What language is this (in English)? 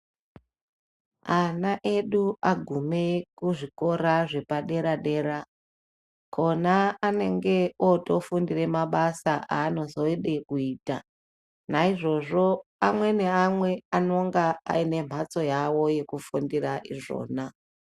Ndau